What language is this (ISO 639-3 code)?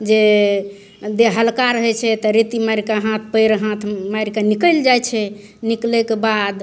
mai